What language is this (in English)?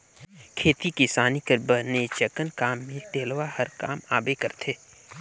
Chhattisgarhi